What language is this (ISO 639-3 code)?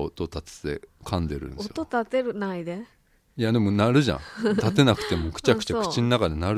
jpn